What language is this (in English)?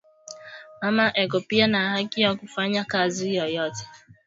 Swahili